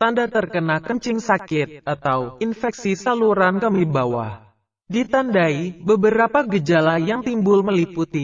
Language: Indonesian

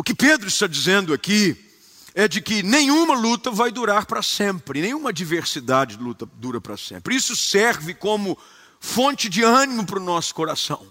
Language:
Portuguese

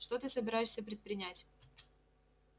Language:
Russian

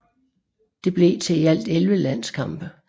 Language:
Danish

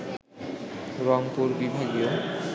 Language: Bangla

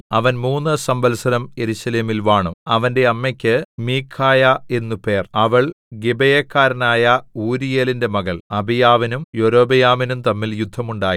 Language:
Malayalam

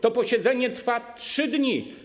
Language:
Polish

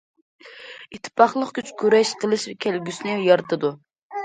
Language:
Uyghur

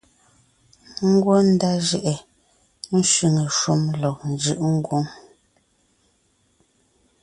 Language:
Ngiemboon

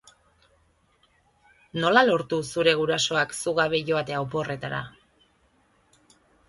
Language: Basque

